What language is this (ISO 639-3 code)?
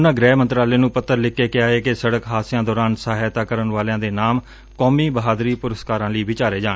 pan